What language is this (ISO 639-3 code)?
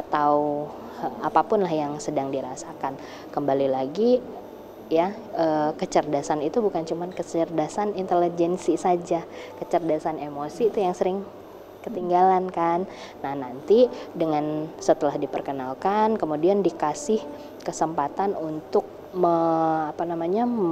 ind